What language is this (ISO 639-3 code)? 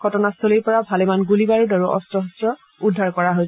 asm